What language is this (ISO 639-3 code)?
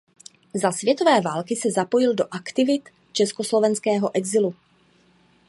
ces